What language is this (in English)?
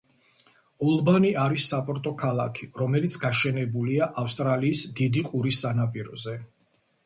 Georgian